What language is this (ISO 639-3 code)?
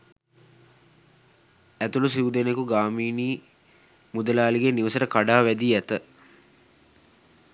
sin